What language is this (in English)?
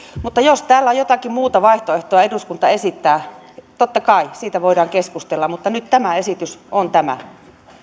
Finnish